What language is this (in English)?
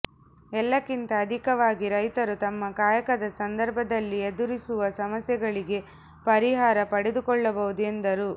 Kannada